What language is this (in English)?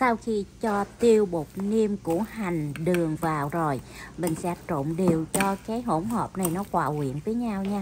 Vietnamese